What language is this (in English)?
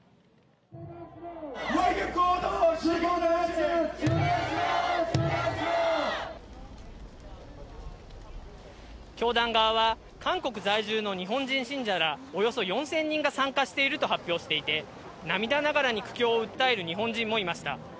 Japanese